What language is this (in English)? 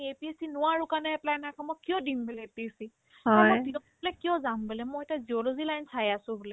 Assamese